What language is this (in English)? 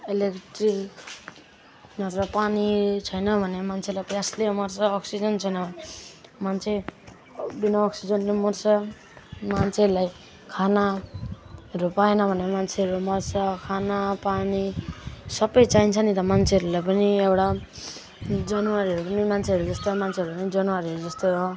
Nepali